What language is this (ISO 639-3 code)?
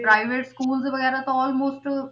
pan